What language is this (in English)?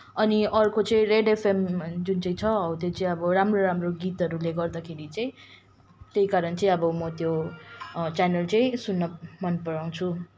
Nepali